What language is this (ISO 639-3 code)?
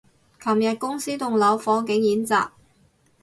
yue